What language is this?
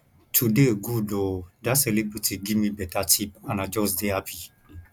Nigerian Pidgin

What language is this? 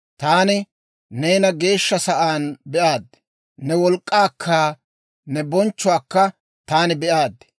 Dawro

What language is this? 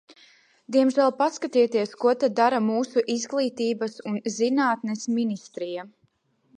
Latvian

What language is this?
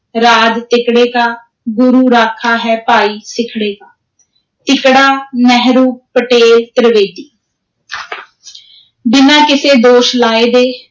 Punjabi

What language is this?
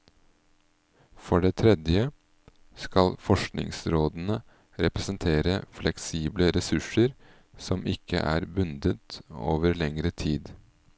Norwegian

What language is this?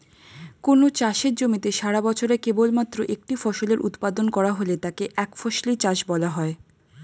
Bangla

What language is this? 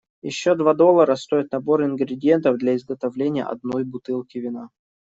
Russian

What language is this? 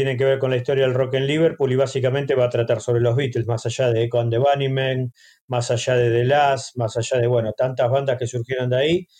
Spanish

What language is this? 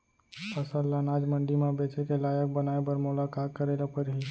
Chhattisgarhi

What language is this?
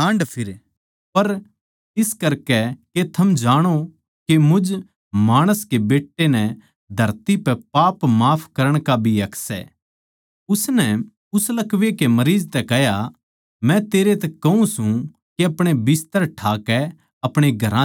Haryanvi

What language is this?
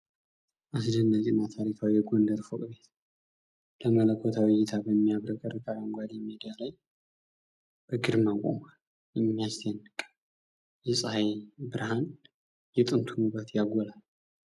Amharic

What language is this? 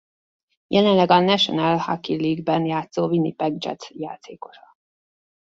Hungarian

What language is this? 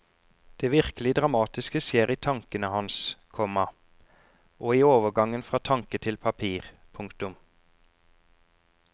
Norwegian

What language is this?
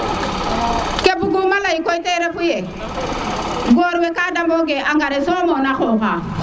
Serer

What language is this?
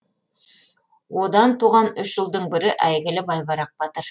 Kazakh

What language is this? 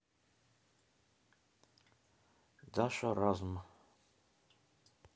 Russian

